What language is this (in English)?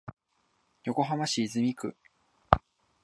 Japanese